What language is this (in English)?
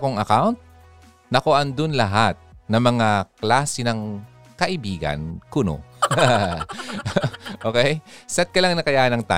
Filipino